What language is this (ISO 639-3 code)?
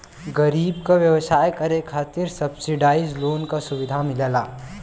bho